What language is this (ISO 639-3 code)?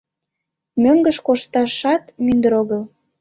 chm